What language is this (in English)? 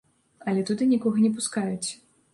Belarusian